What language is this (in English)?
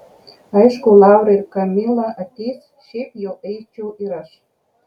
Lithuanian